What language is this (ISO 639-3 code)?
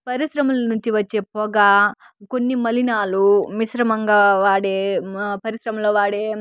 tel